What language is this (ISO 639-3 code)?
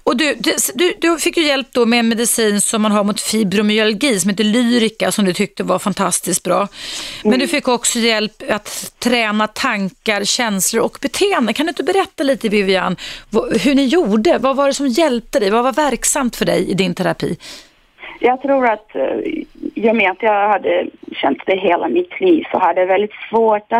swe